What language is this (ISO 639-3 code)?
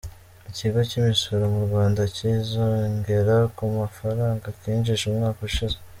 kin